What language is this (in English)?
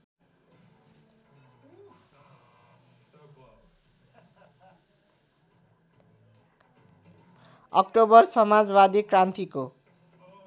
Nepali